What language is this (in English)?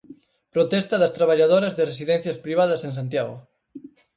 Galician